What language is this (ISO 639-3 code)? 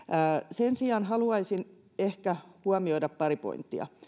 fin